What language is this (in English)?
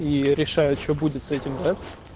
Russian